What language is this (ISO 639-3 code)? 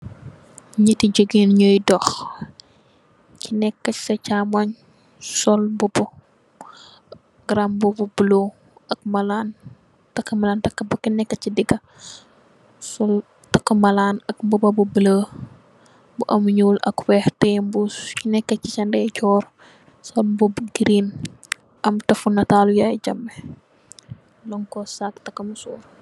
wol